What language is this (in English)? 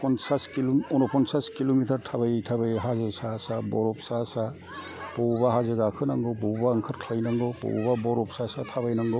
Bodo